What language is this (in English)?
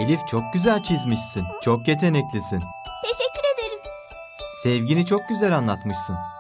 Turkish